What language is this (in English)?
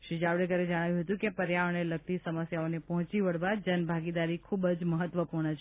Gujarati